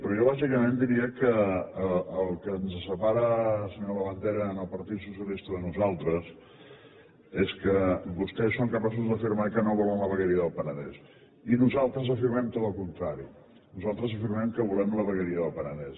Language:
Catalan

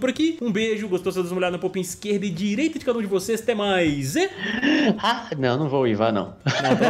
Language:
Portuguese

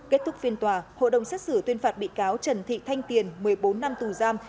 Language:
Vietnamese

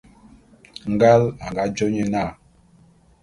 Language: Bulu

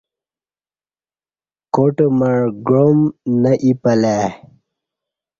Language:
Kati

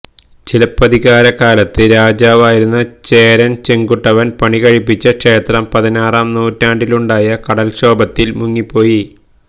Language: Malayalam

